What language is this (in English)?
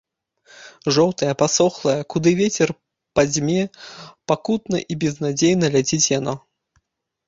Belarusian